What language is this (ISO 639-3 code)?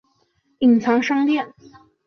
zho